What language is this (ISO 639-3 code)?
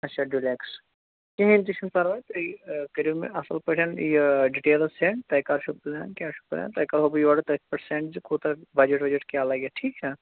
kas